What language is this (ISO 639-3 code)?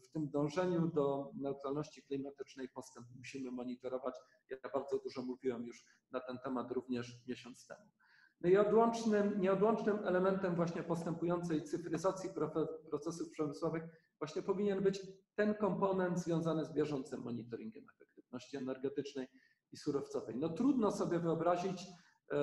pol